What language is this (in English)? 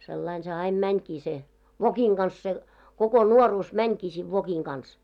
Finnish